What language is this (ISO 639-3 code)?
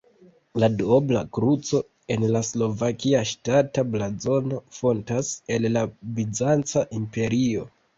epo